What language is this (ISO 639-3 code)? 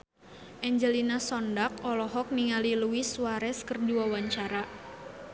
sun